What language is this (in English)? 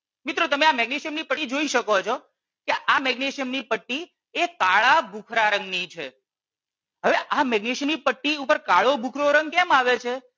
Gujarati